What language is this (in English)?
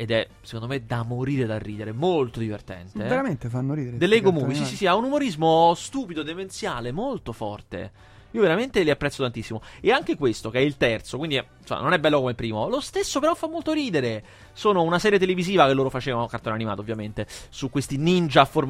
Italian